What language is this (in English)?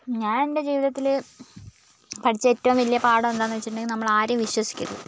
Malayalam